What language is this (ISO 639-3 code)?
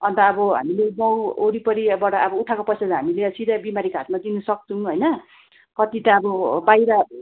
nep